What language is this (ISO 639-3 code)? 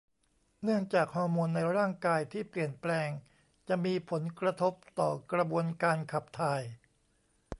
tha